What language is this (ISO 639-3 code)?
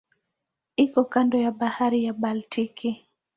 swa